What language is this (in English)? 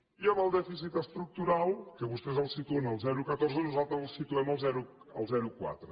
Catalan